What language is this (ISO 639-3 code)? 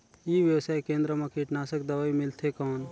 hne